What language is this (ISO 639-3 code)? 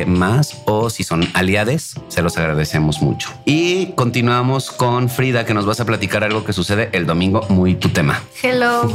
spa